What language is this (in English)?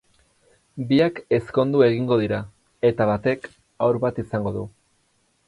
Basque